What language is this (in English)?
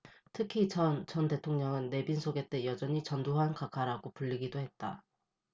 Korean